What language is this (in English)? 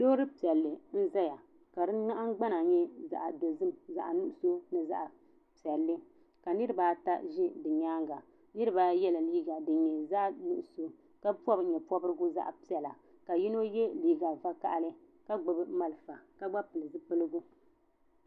Dagbani